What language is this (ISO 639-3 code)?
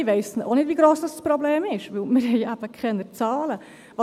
gsw